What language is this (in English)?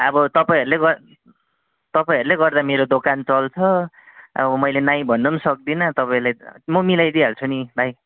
Nepali